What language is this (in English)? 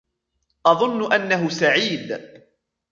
Arabic